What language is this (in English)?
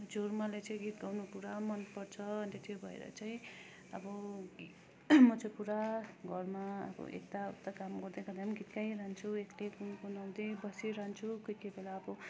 Nepali